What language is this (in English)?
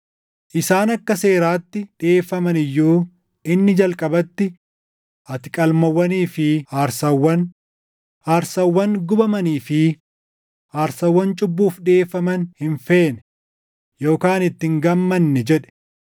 Oromo